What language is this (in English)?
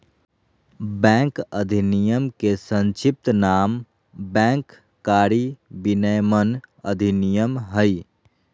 Magahi